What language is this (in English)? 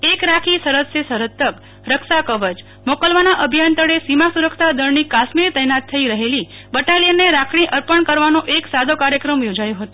Gujarati